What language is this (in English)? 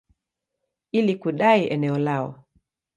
Swahili